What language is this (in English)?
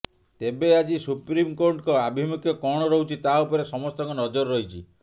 Odia